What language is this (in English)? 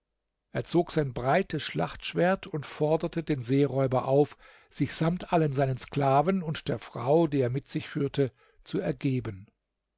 German